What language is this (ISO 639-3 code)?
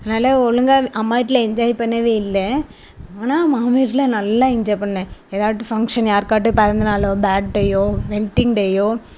tam